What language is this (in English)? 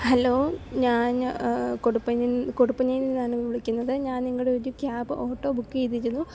Malayalam